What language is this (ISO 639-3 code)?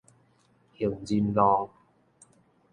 nan